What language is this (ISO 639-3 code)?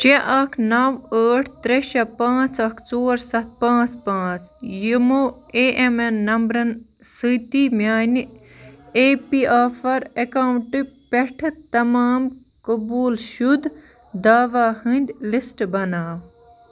kas